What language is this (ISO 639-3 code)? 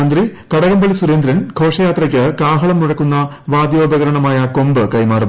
mal